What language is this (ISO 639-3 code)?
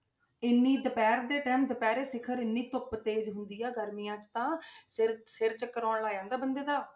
pan